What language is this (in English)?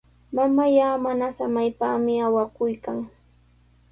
Sihuas Ancash Quechua